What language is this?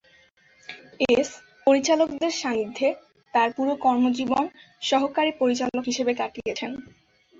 Bangla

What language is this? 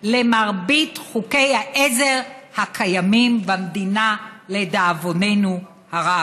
Hebrew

